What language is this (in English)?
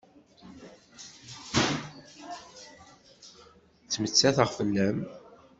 Kabyle